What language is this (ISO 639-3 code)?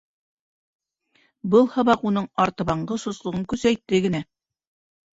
bak